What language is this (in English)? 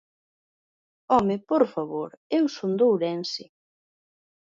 Galician